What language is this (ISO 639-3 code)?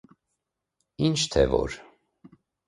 hye